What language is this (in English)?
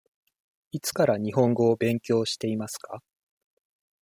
Japanese